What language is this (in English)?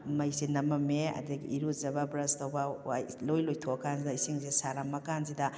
Manipuri